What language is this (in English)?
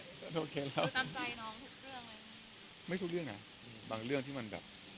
Thai